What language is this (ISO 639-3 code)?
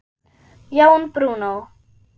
isl